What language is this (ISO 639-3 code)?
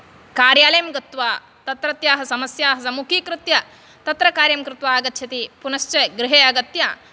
san